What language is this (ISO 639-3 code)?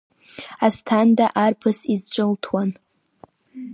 abk